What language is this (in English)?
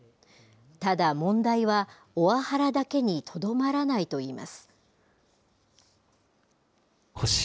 Japanese